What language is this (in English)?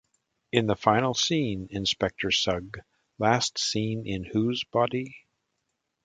English